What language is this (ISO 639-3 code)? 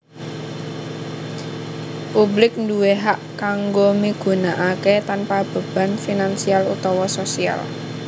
jav